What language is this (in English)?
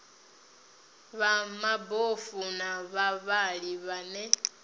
Venda